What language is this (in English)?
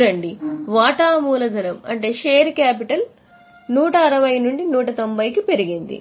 Telugu